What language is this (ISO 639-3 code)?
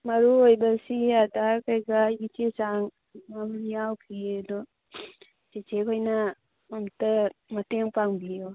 mni